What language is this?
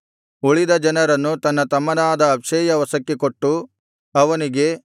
Kannada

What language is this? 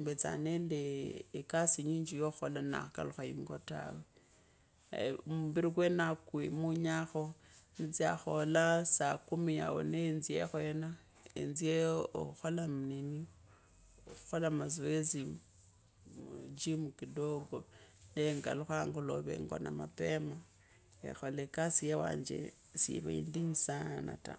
Kabras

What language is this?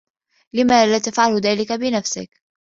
Arabic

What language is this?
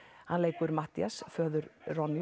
Icelandic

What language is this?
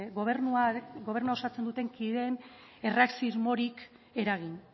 Basque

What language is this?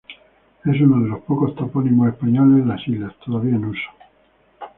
Spanish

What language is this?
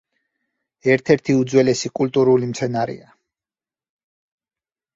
Georgian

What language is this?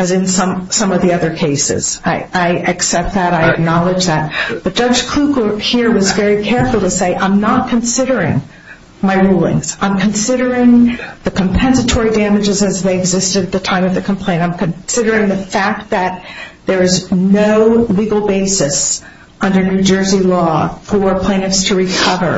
English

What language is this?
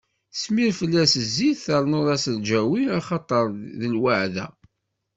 Kabyle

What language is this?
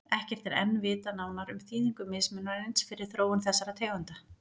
Icelandic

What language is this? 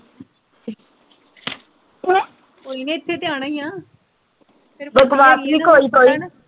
Punjabi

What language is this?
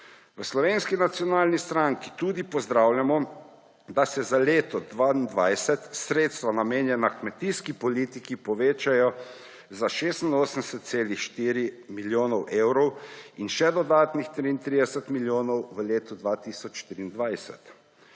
Slovenian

